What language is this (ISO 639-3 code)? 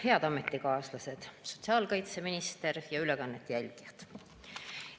est